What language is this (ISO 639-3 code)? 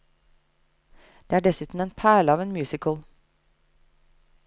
nor